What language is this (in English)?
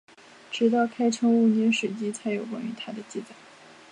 Chinese